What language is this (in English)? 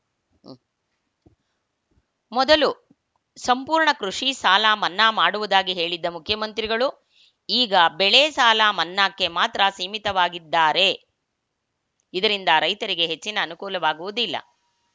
Kannada